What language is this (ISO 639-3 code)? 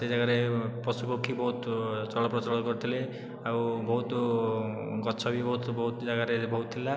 ori